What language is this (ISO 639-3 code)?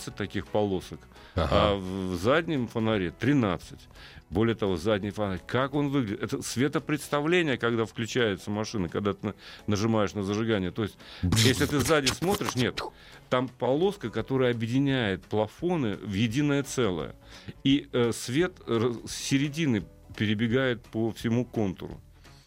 rus